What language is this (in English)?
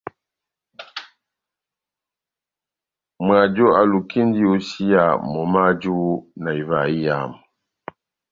Batanga